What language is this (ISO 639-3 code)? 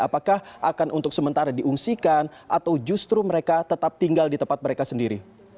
ind